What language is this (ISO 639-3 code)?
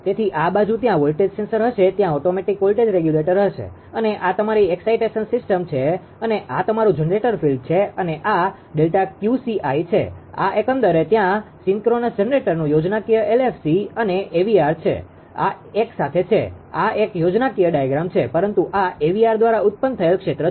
guj